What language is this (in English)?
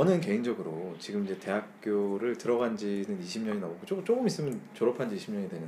Korean